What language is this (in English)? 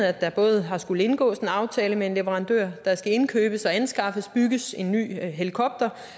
Danish